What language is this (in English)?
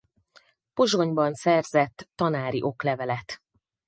Hungarian